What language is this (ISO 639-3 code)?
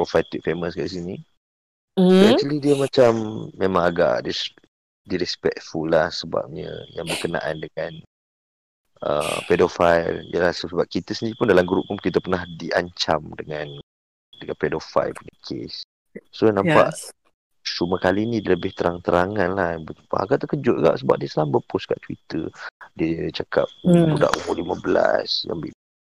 msa